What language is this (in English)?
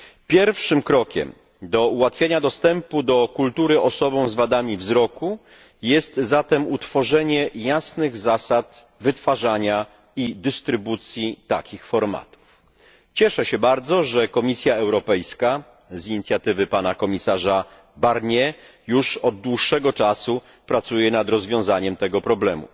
Polish